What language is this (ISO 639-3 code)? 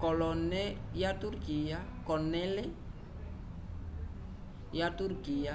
umb